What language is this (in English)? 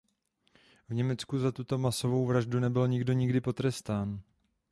Czech